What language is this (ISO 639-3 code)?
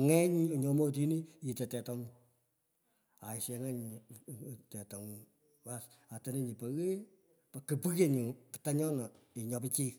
pko